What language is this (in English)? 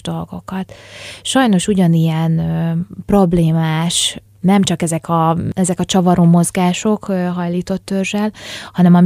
Hungarian